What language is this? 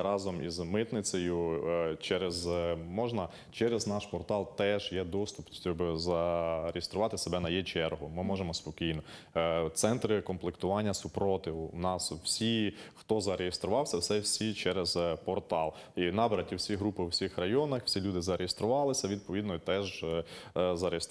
Ukrainian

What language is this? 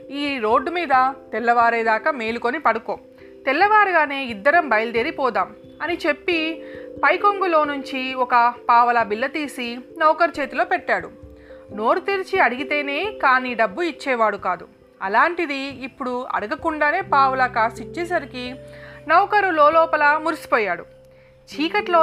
Telugu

